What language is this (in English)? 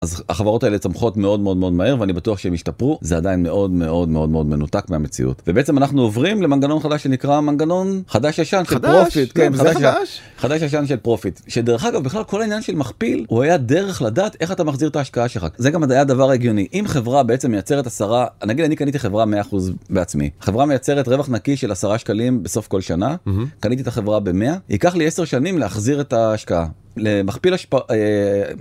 Hebrew